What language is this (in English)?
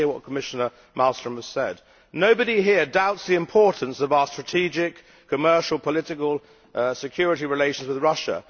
English